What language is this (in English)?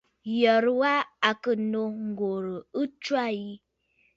Bafut